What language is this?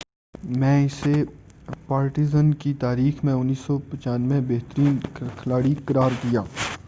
Urdu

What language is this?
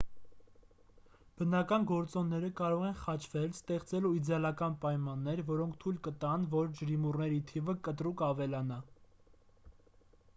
Armenian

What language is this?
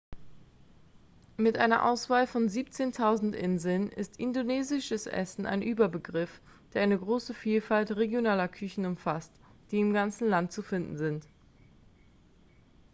German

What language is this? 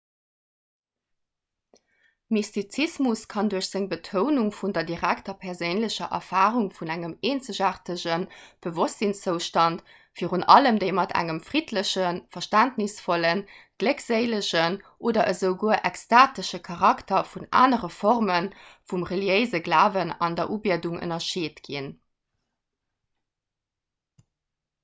Luxembourgish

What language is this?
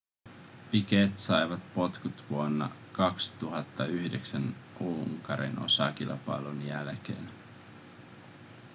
Finnish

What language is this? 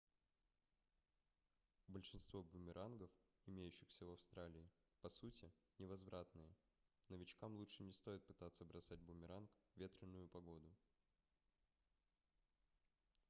Russian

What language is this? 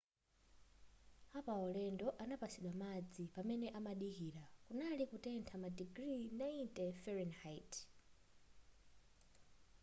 Nyanja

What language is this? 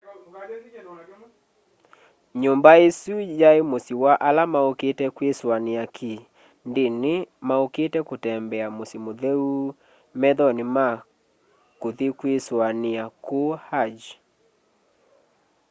Kamba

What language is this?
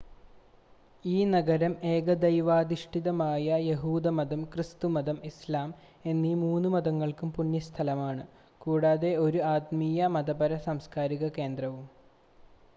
Malayalam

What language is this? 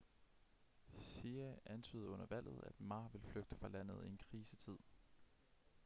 Danish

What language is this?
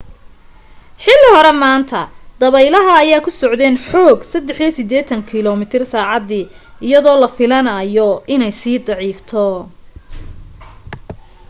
Somali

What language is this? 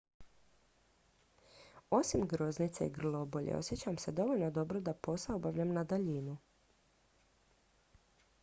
Croatian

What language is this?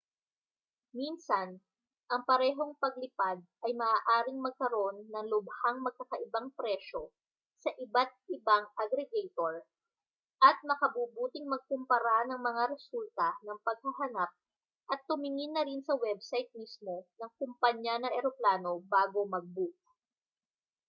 Filipino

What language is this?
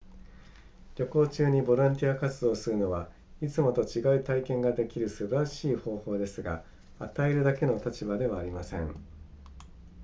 Japanese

